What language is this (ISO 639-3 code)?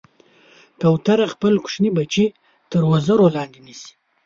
pus